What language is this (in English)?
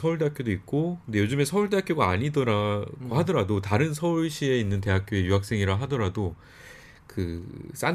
Korean